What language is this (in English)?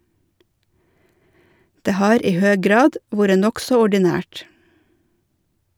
Norwegian